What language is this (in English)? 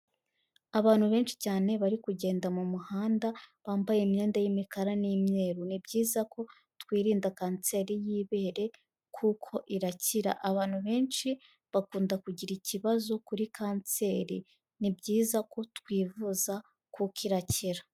Kinyarwanda